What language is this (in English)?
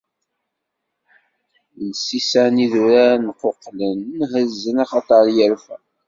Kabyle